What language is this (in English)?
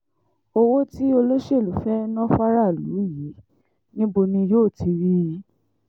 Yoruba